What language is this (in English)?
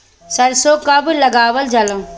Bhojpuri